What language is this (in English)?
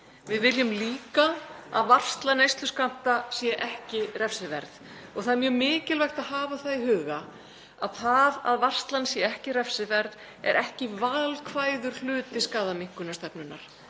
Icelandic